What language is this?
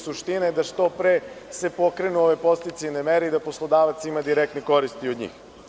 Serbian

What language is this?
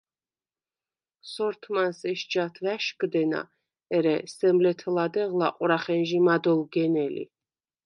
Svan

